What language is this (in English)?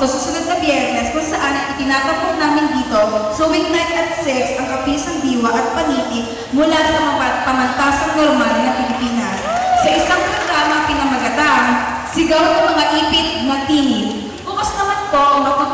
Filipino